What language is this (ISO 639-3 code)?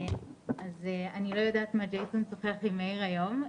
heb